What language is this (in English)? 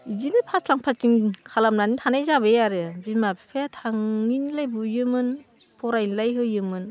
Bodo